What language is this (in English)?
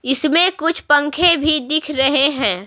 Hindi